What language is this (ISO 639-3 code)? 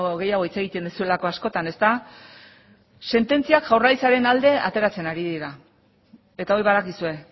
eus